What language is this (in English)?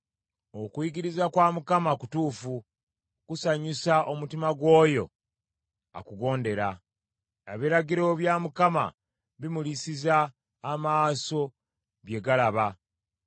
Ganda